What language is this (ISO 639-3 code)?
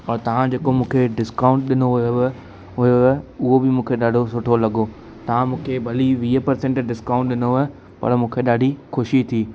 snd